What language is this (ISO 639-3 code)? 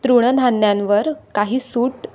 mar